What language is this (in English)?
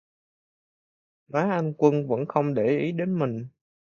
Vietnamese